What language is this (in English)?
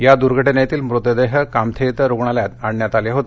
Marathi